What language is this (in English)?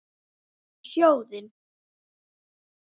Icelandic